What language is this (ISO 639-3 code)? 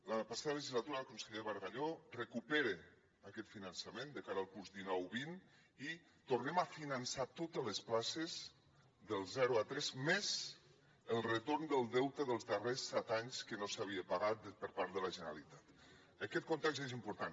cat